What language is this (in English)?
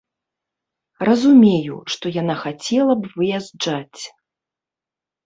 Belarusian